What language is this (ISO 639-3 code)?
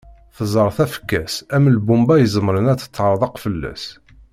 kab